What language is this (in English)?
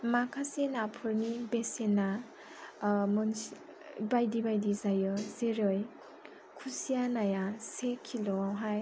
Bodo